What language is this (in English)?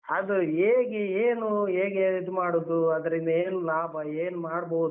Kannada